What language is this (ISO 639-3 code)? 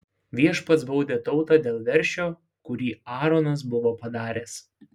lit